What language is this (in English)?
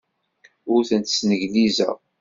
Kabyle